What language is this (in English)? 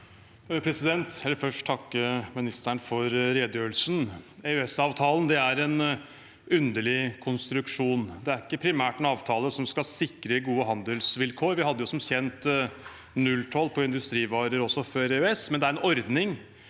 Norwegian